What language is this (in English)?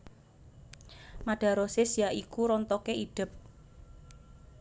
Javanese